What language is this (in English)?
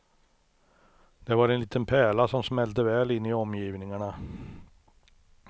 Swedish